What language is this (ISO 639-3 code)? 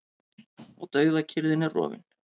isl